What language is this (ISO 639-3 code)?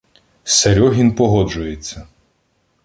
ukr